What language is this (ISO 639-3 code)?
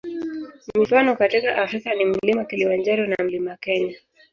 swa